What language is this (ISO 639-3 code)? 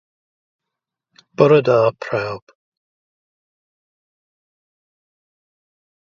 cym